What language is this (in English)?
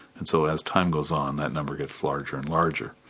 English